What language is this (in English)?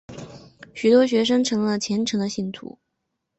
Chinese